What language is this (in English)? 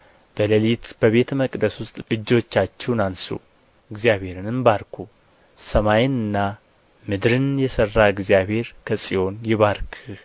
Amharic